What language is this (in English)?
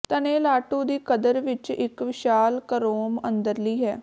Punjabi